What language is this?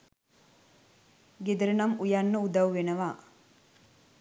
Sinhala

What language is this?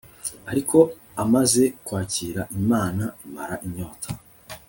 Kinyarwanda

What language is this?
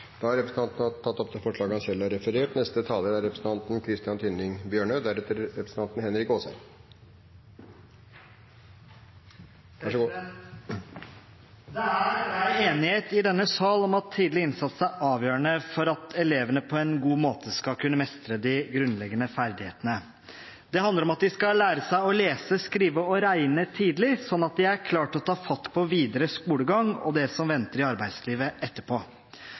Norwegian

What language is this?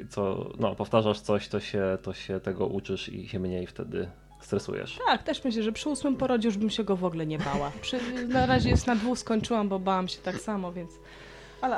Polish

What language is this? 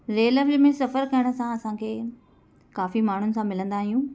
Sindhi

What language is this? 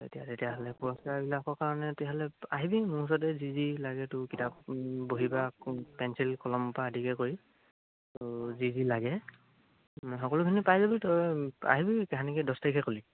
Assamese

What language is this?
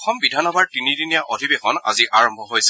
Assamese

